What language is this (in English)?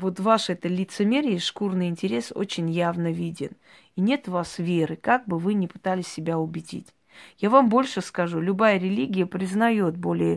Russian